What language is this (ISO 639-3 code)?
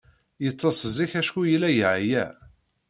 kab